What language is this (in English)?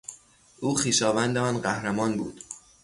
Persian